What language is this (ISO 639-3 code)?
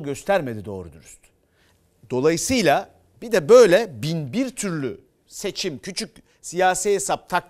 tur